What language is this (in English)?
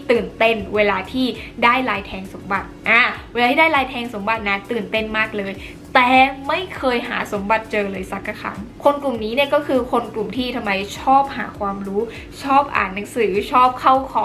Thai